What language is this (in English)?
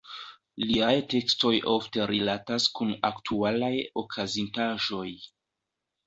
Esperanto